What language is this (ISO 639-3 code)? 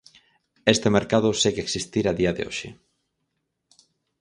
glg